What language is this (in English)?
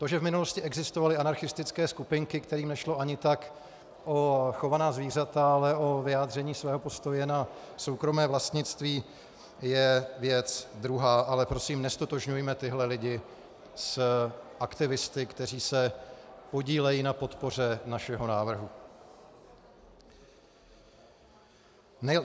Czech